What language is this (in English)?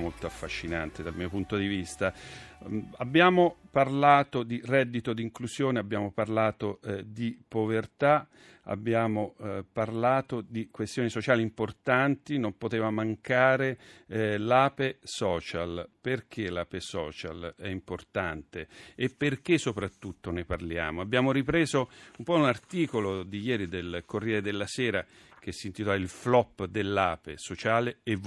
Italian